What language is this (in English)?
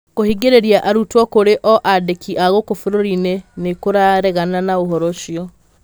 Kikuyu